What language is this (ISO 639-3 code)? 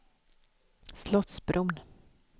swe